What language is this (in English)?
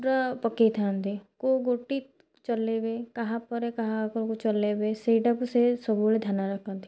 Odia